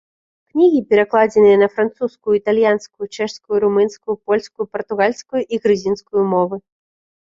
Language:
Belarusian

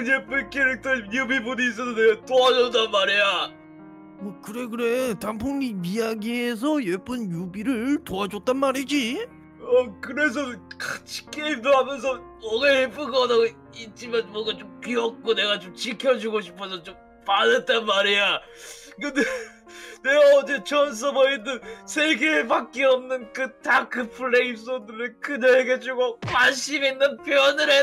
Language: Korean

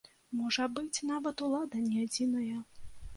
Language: Belarusian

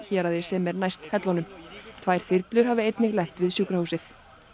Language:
Icelandic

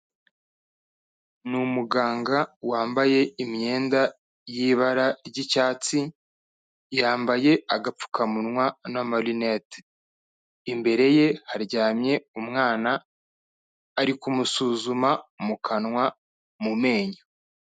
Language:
Kinyarwanda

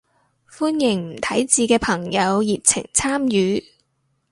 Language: Cantonese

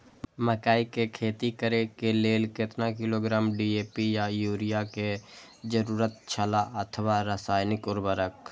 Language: Maithili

